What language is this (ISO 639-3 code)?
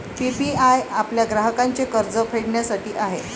mar